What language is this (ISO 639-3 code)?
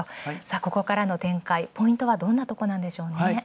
jpn